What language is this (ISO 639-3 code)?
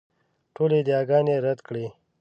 pus